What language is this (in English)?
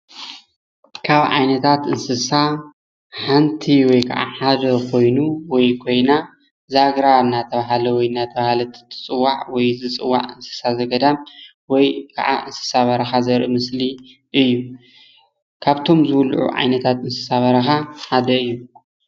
Tigrinya